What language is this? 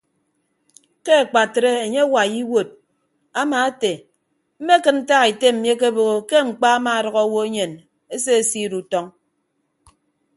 Ibibio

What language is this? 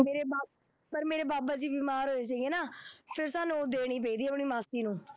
Punjabi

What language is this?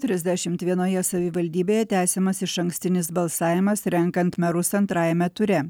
Lithuanian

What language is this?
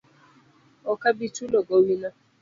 Luo (Kenya and Tanzania)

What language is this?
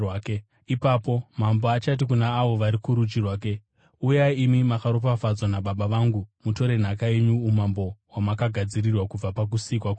Shona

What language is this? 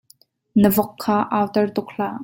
Hakha Chin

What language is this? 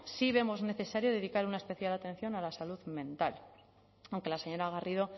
Spanish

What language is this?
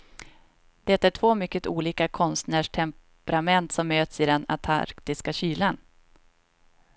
Swedish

